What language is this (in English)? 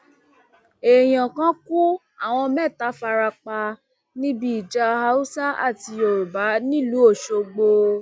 Yoruba